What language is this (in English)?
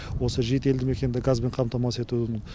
Kazakh